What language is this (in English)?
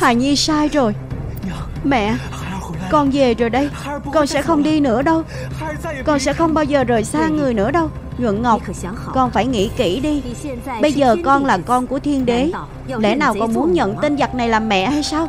Vietnamese